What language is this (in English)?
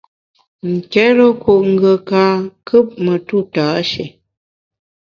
Bamun